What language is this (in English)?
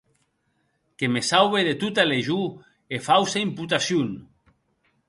Occitan